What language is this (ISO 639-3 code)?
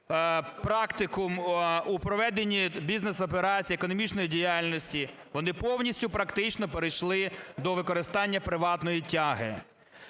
ukr